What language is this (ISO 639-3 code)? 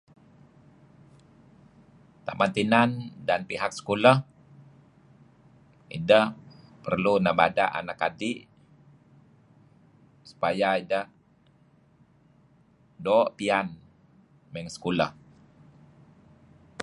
kzi